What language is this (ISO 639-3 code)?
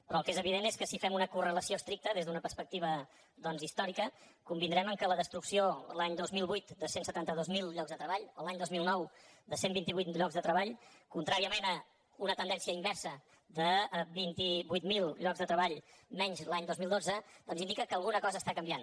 cat